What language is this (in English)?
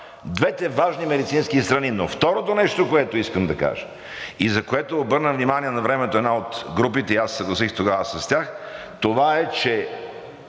Bulgarian